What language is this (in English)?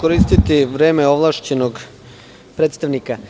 Serbian